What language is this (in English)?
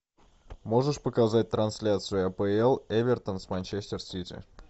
Russian